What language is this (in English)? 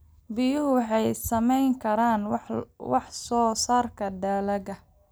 Somali